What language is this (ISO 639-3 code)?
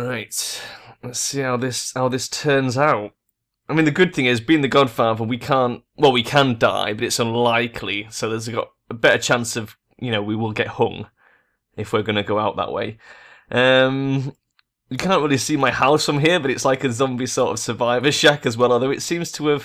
eng